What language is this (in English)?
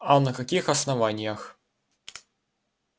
Russian